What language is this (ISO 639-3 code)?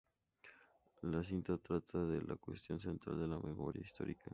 spa